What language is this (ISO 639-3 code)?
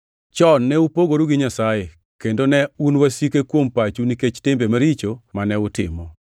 luo